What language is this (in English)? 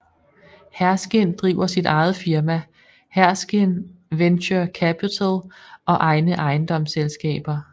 Danish